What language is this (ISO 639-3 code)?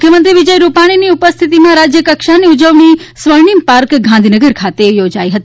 guj